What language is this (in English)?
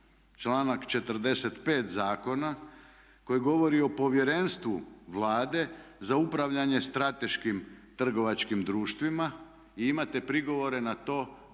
Croatian